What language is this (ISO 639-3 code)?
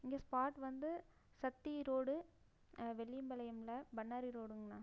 tam